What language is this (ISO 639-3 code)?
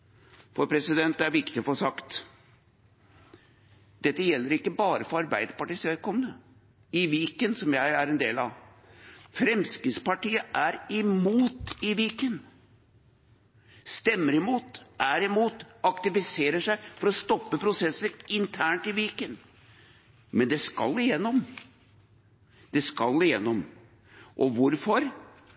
nob